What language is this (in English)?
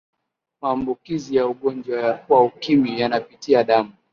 Swahili